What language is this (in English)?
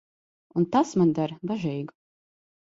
Latvian